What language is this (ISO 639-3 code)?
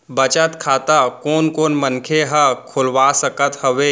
hne